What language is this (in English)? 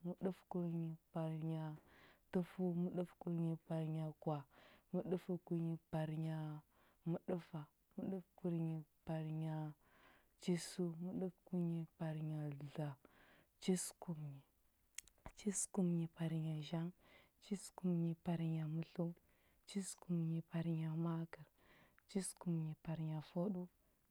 Huba